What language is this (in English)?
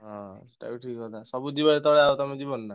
Odia